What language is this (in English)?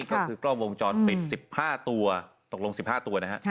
Thai